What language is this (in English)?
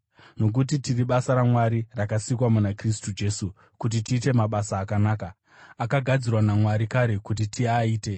Shona